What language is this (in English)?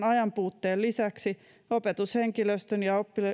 Finnish